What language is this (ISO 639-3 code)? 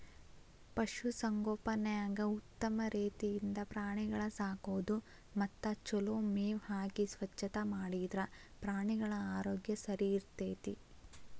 kan